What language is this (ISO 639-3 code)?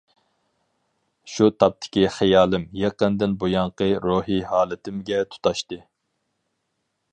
uig